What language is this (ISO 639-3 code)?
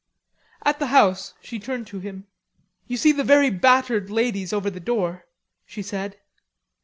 eng